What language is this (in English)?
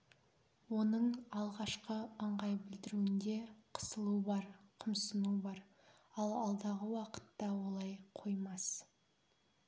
Kazakh